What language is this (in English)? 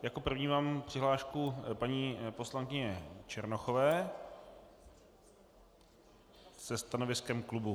Czech